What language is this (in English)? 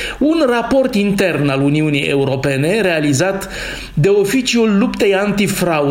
Romanian